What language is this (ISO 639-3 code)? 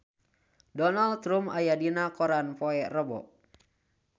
sun